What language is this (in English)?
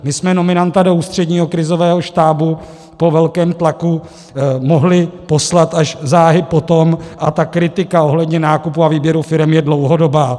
Czech